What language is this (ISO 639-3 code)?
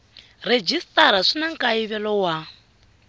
tso